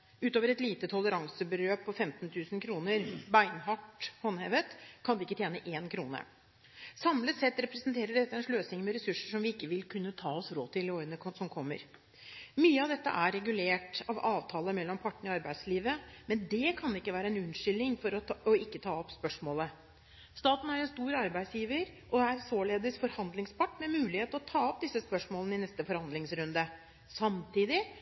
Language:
Norwegian Bokmål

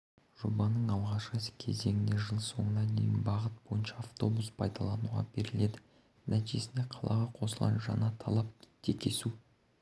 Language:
Kazakh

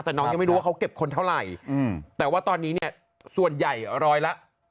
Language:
Thai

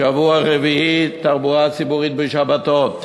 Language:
Hebrew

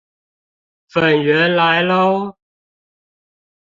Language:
Chinese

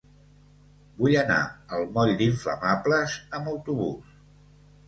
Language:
Catalan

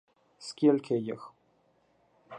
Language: Ukrainian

